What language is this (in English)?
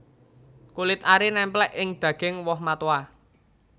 Javanese